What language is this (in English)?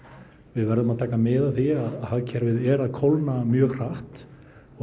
Icelandic